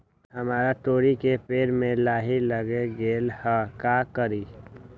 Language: Magahi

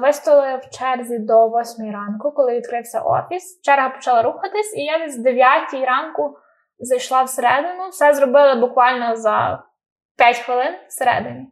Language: Ukrainian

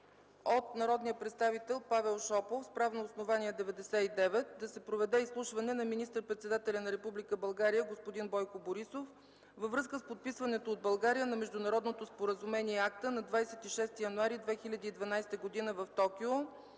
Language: Bulgarian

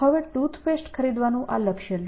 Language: Gujarati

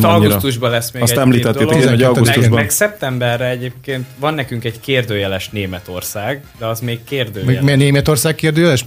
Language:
Hungarian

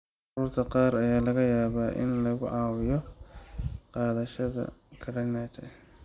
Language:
Somali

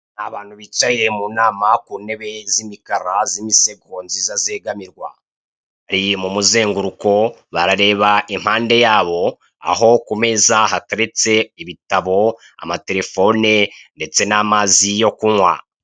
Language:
Kinyarwanda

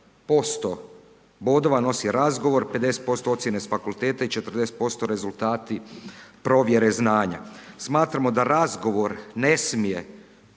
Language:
Croatian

